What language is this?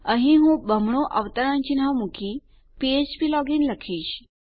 Gujarati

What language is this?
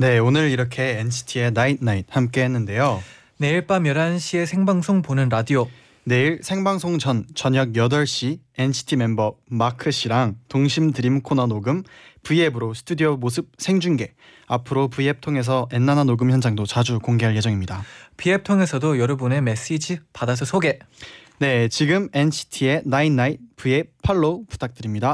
Korean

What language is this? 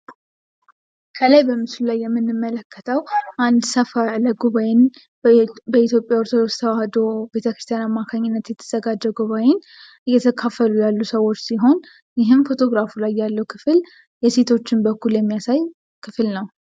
Amharic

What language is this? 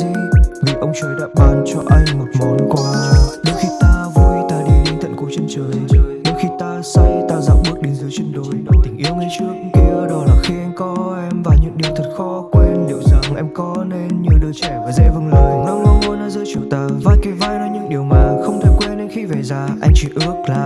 Vietnamese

